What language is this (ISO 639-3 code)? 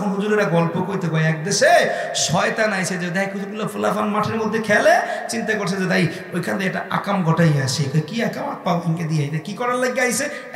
ben